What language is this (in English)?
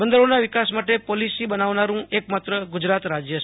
Gujarati